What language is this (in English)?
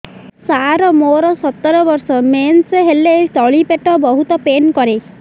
Odia